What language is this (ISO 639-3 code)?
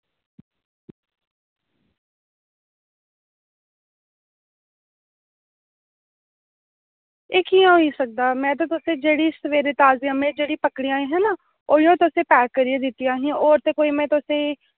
doi